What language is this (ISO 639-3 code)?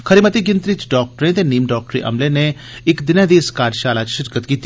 doi